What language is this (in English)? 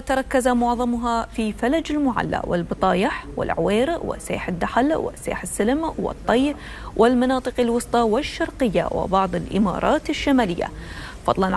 Arabic